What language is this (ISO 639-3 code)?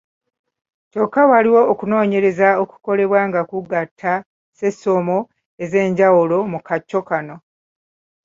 lug